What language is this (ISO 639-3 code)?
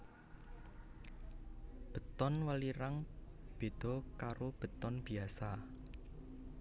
jav